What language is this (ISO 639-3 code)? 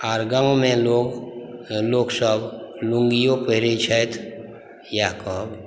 mai